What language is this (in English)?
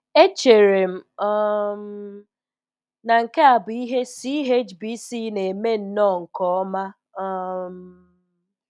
Igbo